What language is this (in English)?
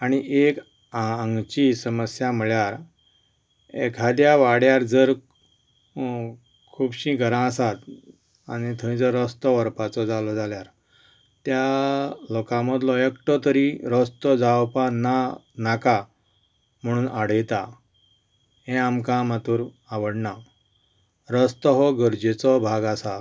Konkani